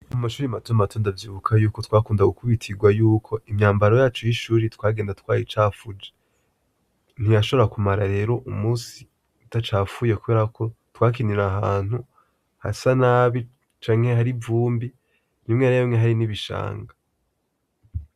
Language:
Rundi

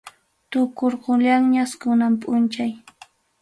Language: Ayacucho Quechua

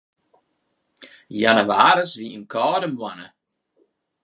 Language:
Western Frisian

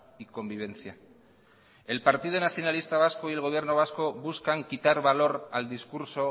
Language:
Spanish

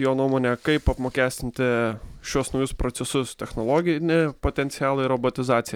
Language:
Lithuanian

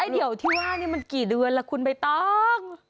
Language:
Thai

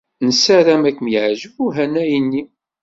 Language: Kabyle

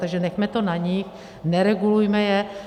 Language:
Czech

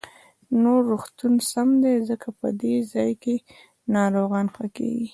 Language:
Pashto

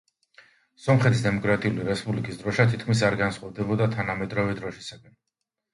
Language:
Georgian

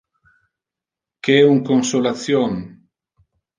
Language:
Interlingua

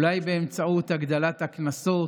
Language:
Hebrew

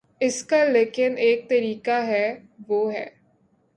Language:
Urdu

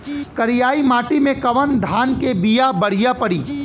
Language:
Bhojpuri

